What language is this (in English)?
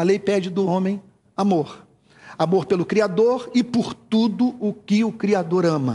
Portuguese